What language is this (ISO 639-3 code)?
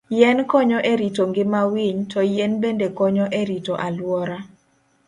luo